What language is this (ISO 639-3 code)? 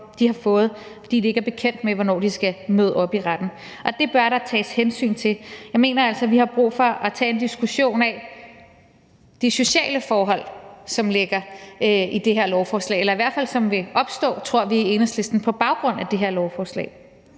dan